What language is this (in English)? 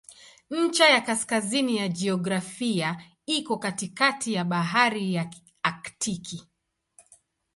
Swahili